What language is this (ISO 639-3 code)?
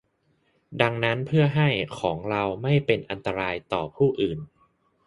tha